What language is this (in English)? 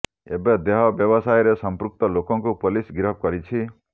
Odia